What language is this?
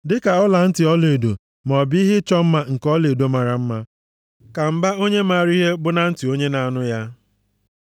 Igbo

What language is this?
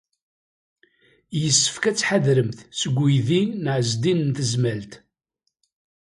Kabyle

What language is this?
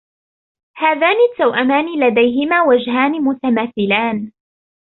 Arabic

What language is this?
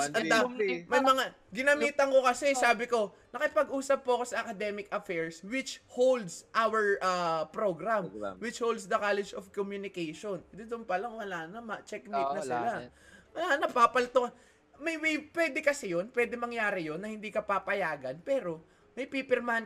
Filipino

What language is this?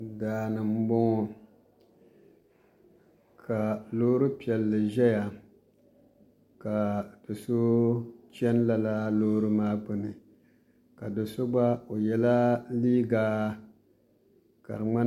Dagbani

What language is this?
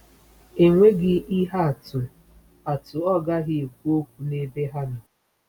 Igbo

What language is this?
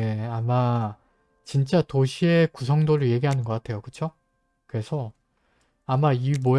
Korean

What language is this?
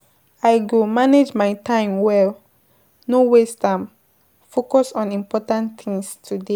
Nigerian Pidgin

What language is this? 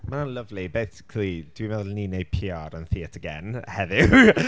Welsh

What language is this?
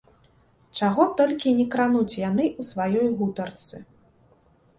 Belarusian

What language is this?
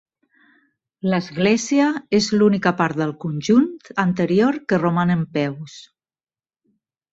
Catalan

